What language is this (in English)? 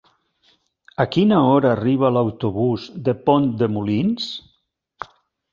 Catalan